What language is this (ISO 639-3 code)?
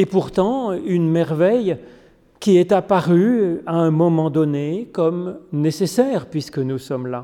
fra